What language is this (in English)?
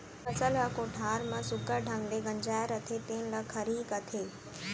Chhattisgarhi